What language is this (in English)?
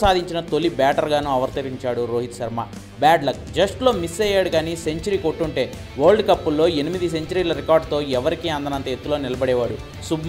Arabic